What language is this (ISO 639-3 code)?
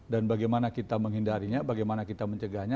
ind